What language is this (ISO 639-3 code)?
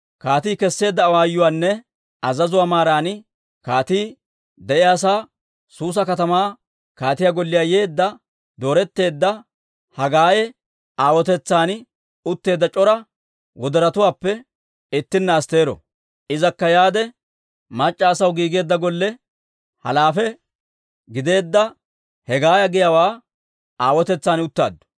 dwr